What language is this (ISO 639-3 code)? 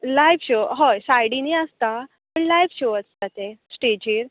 kok